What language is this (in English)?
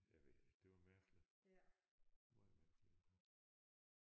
Danish